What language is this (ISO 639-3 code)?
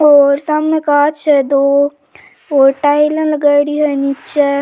raj